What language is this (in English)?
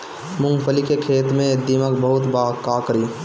Bhojpuri